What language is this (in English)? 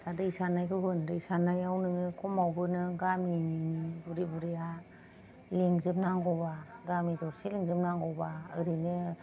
Bodo